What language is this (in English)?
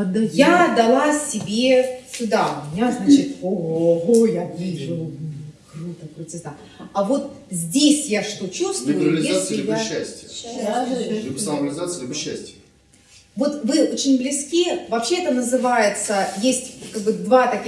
Russian